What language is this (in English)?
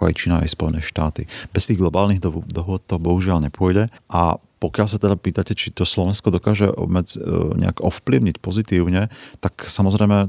Slovak